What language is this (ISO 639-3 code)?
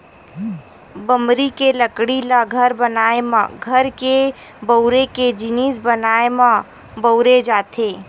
hne